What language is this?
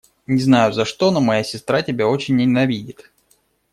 Russian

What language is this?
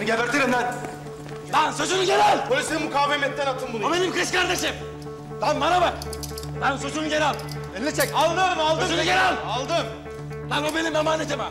Turkish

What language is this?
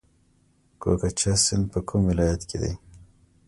Pashto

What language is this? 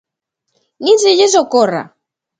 Galician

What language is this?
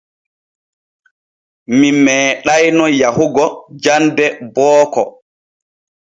Borgu Fulfulde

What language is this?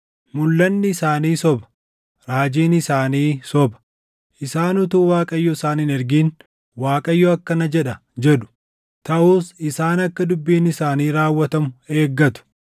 Oromo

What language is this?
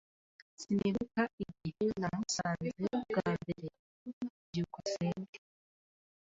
Kinyarwanda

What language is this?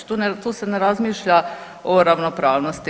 Croatian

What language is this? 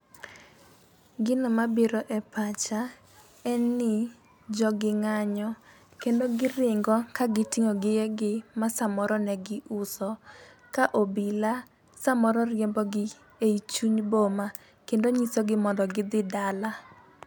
Luo (Kenya and Tanzania)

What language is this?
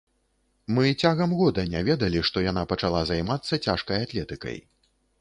Belarusian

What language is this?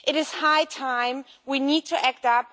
English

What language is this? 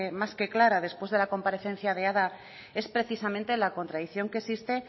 Spanish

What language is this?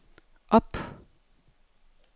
Danish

